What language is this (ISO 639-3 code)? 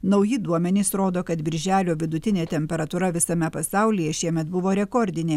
lit